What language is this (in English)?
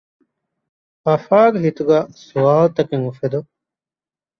Divehi